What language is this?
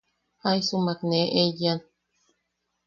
Yaqui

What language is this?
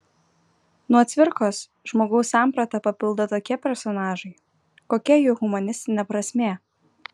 Lithuanian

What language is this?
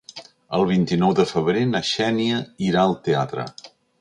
Catalan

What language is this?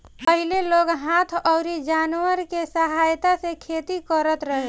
Bhojpuri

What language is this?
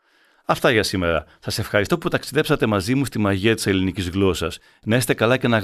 Greek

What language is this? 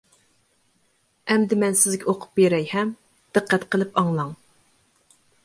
Uyghur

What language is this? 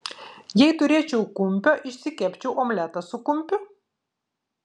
Lithuanian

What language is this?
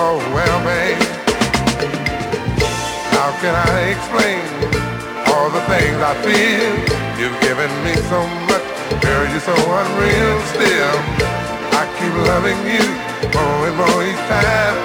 Greek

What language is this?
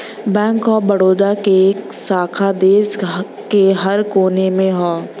Bhojpuri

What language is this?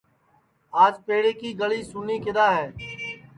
Sansi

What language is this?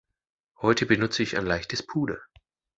German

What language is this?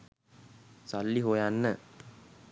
Sinhala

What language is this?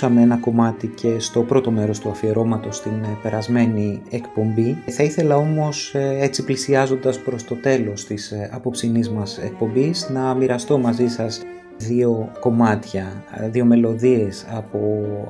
Greek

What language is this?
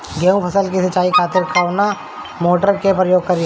Bhojpuri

